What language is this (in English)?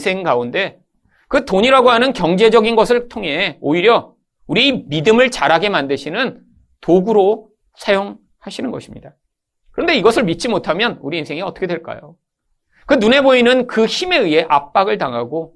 Korean